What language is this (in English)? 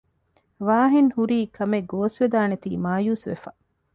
Divehi